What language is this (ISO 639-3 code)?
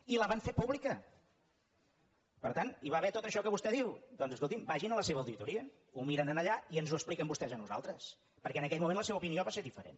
cat